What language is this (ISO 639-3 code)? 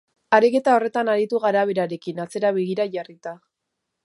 eus